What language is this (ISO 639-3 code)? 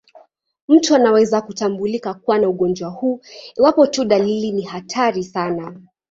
swa